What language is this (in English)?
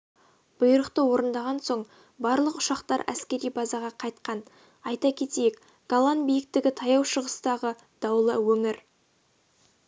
Kazakh